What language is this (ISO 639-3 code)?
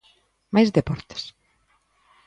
glg